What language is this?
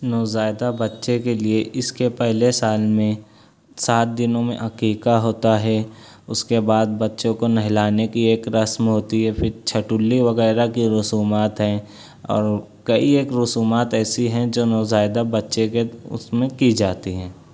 Urdu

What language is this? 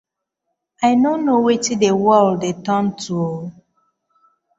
Nigerian Pidgin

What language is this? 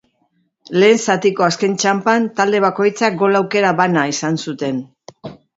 Basque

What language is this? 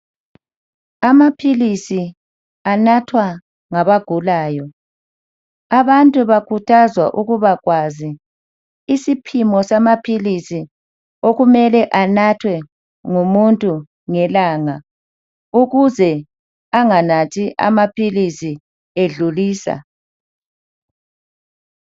North Ndebele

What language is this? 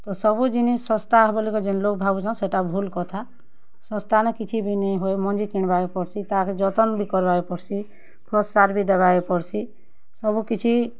Odia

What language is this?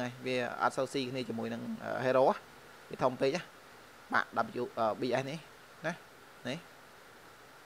Vietnamese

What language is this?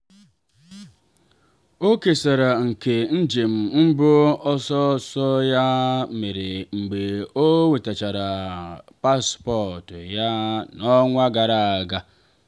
Igbo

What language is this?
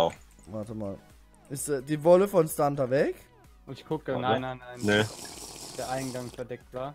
German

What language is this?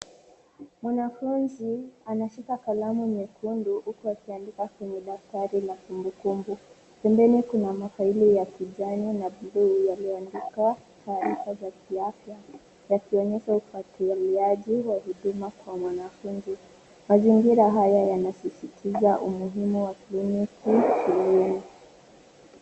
Swahili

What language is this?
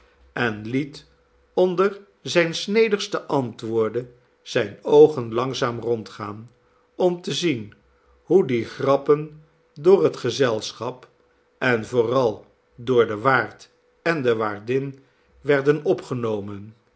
Dutch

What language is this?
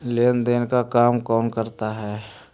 Magahi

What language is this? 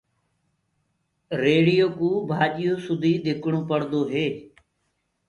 Gurgula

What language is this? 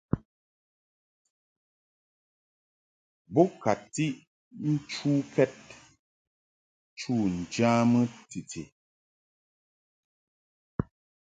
Mungaka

